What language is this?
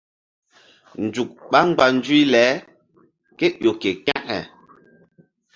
Mbum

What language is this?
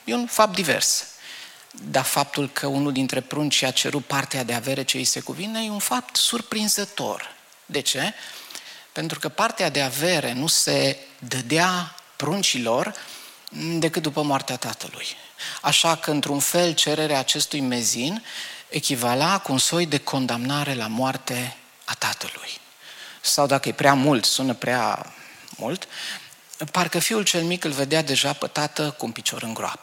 Romanian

